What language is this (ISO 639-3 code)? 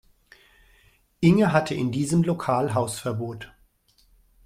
deu